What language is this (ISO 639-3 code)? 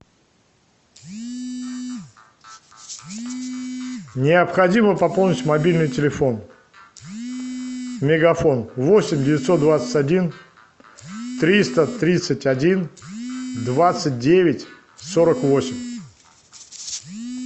rus